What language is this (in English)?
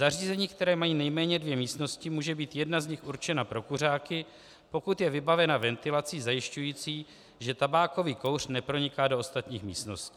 Czech